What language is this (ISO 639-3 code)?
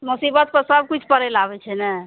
mai